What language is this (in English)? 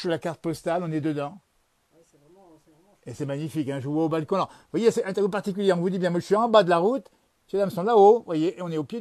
French